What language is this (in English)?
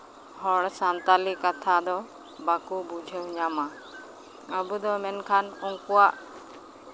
Santali